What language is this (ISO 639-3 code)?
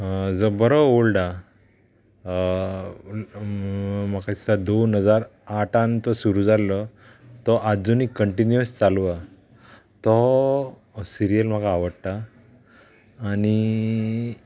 kok